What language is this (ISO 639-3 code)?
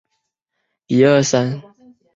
zho